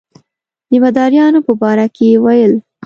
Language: Pashto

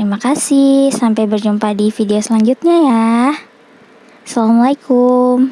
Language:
Indonesian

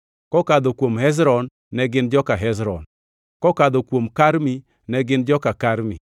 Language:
Luo (Kenya and Tanzania)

